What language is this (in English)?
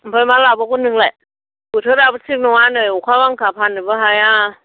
Bodo